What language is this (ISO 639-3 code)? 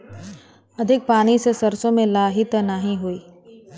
bho